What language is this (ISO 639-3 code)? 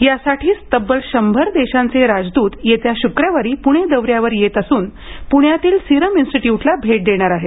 mar